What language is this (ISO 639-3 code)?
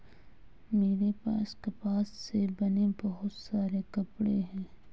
hin